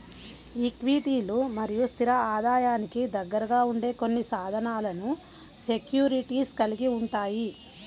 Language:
Telugu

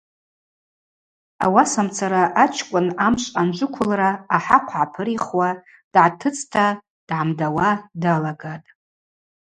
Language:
Abaza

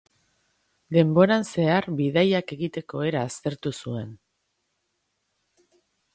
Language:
Basque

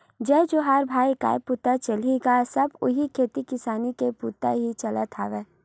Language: Chhattisgarhi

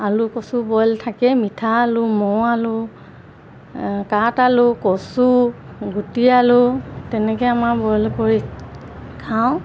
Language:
Assamese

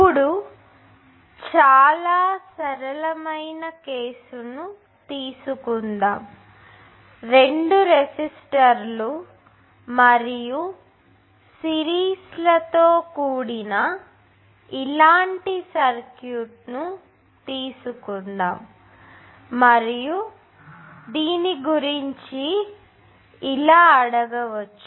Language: Telugu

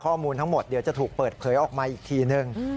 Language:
Thai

